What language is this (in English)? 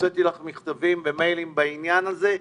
Hebrew